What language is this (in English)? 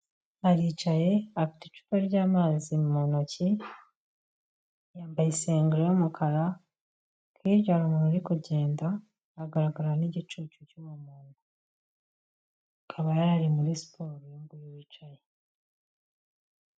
Kinyarwanda